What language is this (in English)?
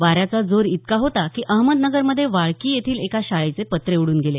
Marathi